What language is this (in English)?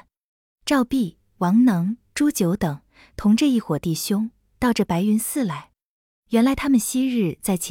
Chinese